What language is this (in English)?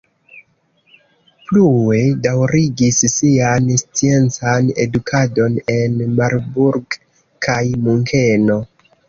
Esperanto